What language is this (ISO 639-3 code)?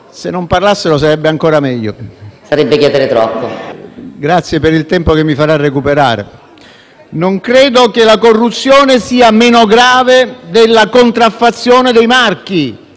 ita